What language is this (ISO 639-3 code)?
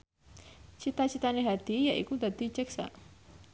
jav